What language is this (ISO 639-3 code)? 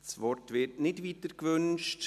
gsw